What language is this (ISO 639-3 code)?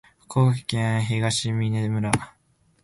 jpn